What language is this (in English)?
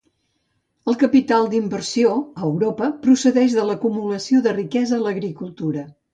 Catalan